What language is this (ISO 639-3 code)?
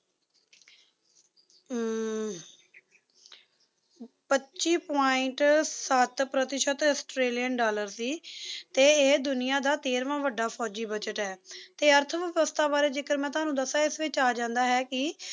pan